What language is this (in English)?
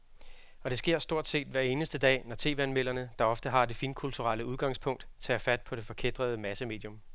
Danish